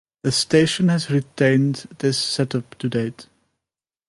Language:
English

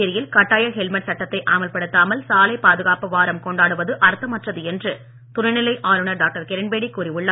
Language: Tamil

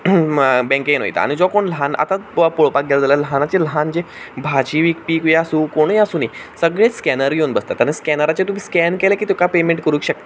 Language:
Konkani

